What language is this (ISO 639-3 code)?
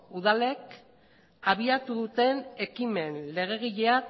eus